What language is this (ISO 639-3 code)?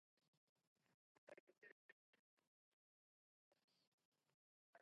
zho